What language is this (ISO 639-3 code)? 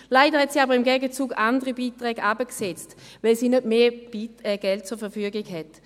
gsw